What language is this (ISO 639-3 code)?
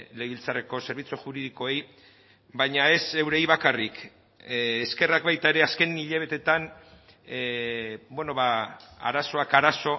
eus